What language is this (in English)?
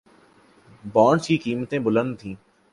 Urdu